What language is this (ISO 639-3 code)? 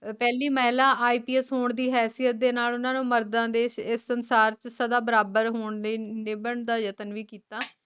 pan